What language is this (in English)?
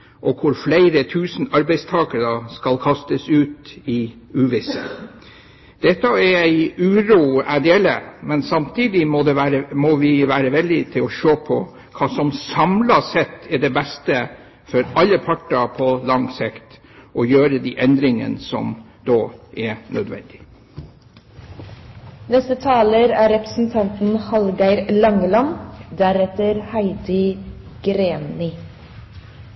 Norwegian Bokmål